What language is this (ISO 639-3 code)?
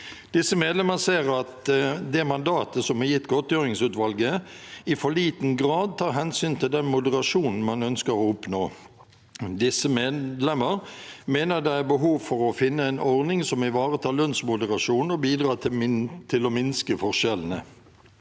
nor